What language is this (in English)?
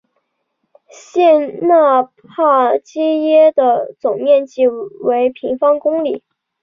Chinese